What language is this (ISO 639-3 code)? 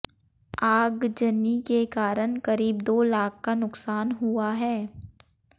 hin